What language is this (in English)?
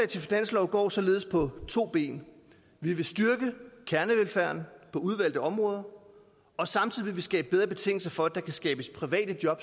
Danish